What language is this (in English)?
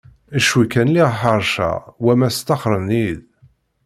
Kabyle